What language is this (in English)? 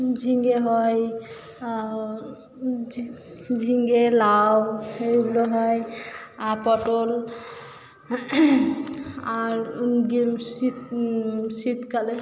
Bangla